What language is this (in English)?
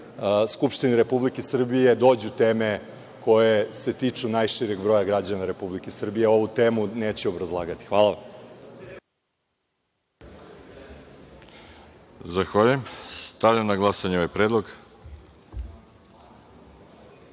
Serbian